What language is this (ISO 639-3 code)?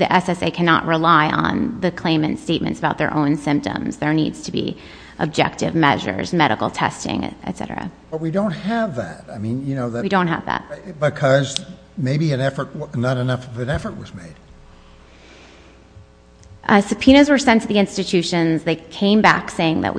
eng